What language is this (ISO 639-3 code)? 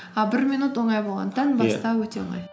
kaz